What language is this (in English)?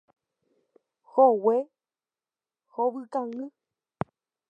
Guarani